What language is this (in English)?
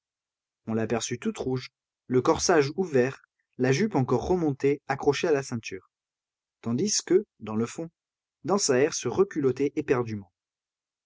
French